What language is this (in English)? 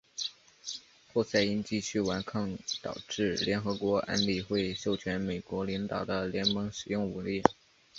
Chinese